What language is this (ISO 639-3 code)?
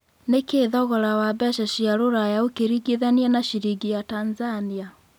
kik